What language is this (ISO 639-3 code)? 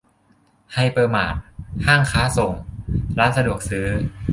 tha